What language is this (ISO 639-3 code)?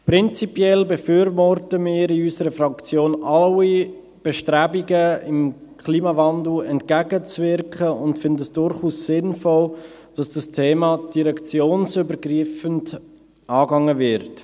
gsw